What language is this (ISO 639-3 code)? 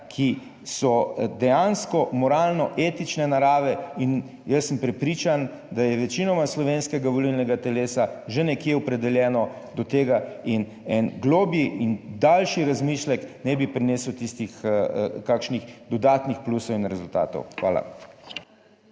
slv